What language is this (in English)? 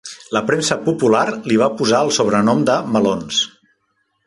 Catalan